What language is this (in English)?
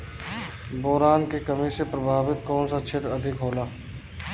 Bhojpuri